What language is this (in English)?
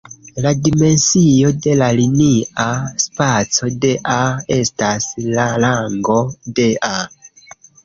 Esperanto